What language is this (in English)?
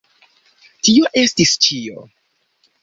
Esperanto